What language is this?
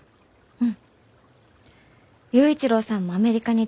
Japanese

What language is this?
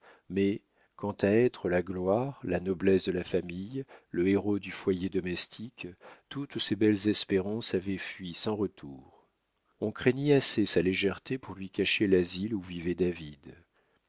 French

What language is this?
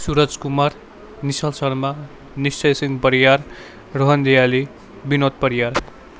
Nepali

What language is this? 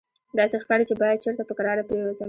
Pashto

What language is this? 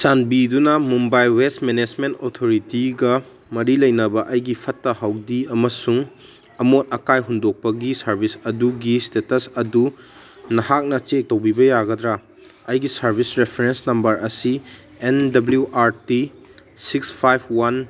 Manipuri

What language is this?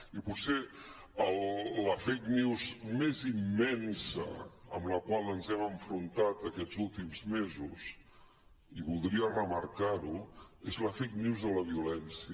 Catalan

